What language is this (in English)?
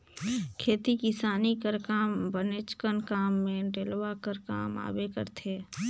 Chhattisgarhi